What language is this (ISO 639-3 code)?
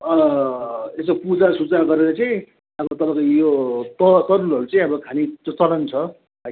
nep